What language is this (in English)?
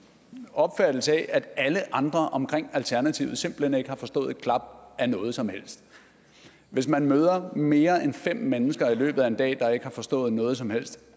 Danish